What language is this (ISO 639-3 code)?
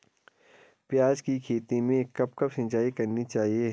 hin